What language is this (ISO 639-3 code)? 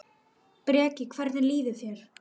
isl